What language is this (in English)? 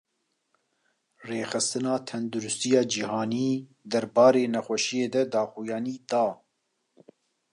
Kurdish